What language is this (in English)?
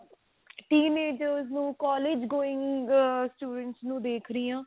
Punjabi